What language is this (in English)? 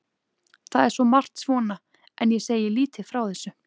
Icelandic